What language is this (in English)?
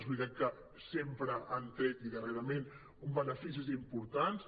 Catalan